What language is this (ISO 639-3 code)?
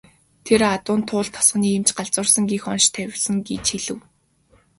mon